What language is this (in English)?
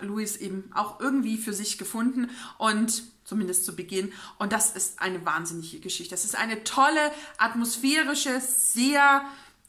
German